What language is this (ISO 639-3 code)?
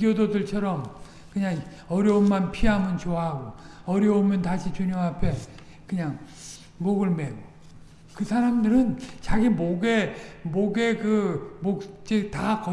kor